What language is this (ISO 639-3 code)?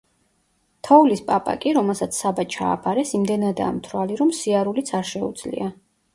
kat